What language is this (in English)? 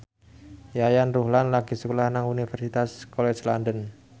Javanese